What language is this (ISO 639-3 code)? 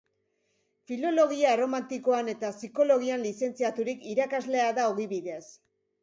eus